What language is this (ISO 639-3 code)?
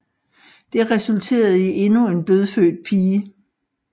dan